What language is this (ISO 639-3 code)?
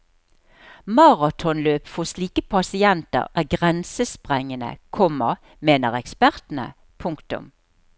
nor